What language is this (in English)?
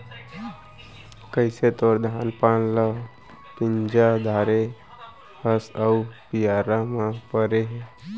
Chhattisgarhi